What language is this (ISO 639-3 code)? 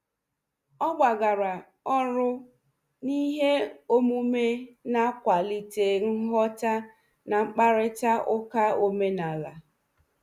ibo